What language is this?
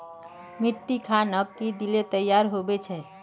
Magahi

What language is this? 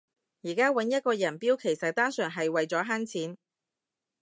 Cantonese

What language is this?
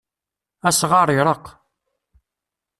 Kabyle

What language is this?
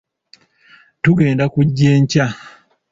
Ganda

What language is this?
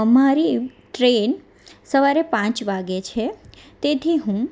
Gujarati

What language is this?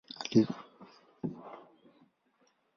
Swahili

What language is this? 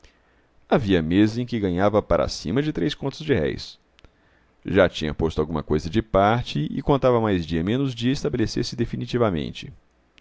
Portuguese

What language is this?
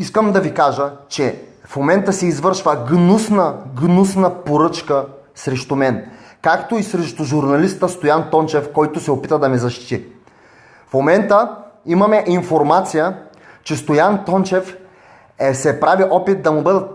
Bulgarian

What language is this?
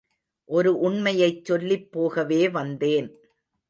Tamil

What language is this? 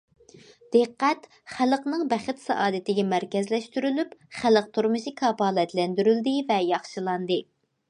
Uyghur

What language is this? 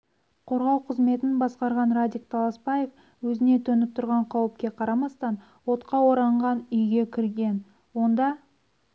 Kazakh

